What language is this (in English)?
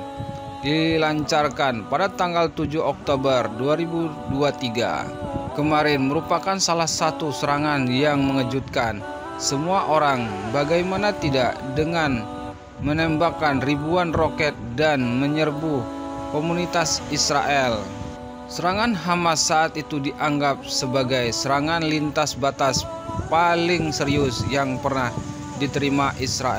Indonesian